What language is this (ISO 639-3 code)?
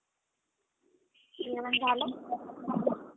mar